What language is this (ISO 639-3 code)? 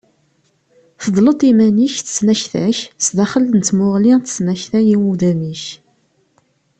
kab